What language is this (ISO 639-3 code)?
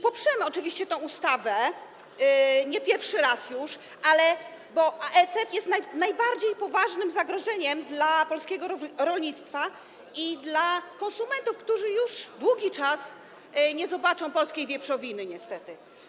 pol